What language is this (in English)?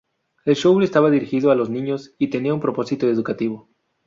Spanish